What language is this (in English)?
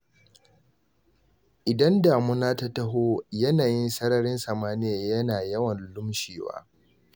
Hausa